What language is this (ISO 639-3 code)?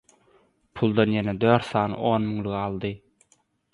tuk